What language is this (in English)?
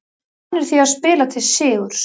Icelandic